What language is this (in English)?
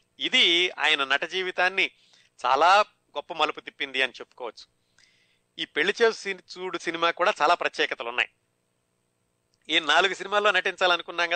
Telugu